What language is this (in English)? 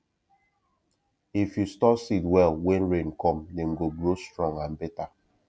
Nigerian Pidgin